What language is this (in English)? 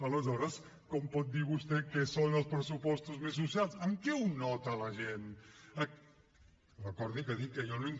Catalan